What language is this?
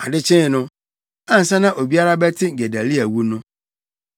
Akan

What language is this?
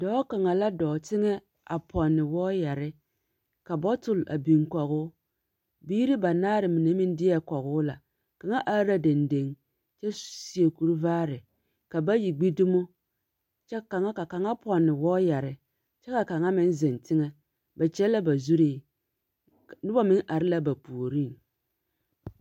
Southern Dagaare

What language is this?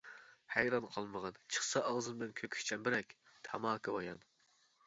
Uyghur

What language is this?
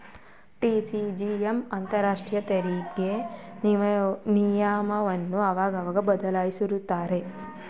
Kannada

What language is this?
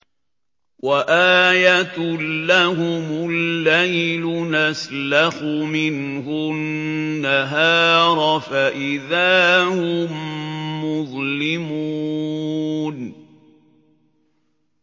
Arabic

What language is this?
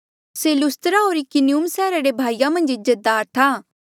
Mandeali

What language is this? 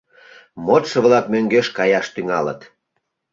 Mari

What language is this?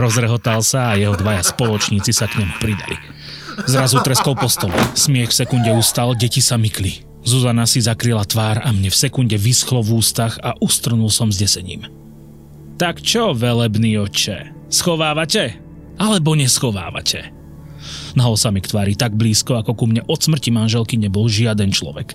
Slovak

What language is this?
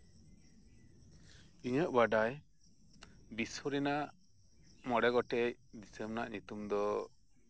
Santali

